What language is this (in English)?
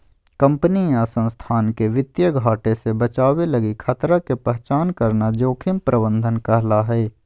Magahi